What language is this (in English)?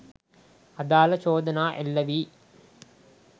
Sinhala